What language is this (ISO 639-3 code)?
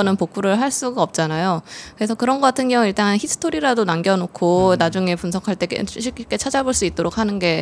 kor